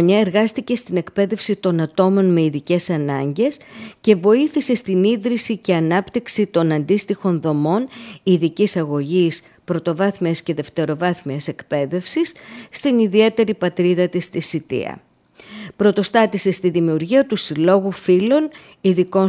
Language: Greek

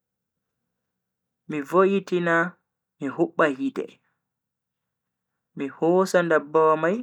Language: Bagirmi Fulfulde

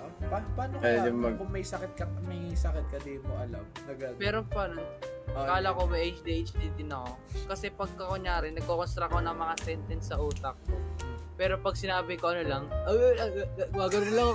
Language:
Filipino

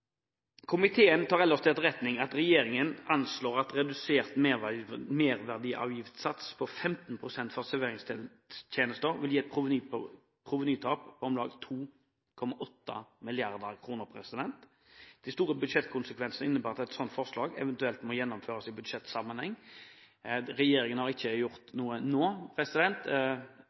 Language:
Norwegian Bokmål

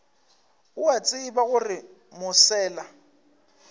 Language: Northern Sotho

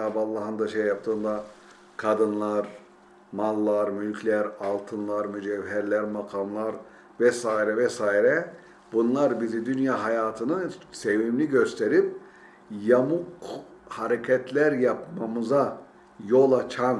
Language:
Turkish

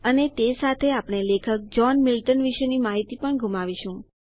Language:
Gujarati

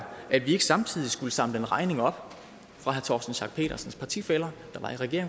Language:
Danish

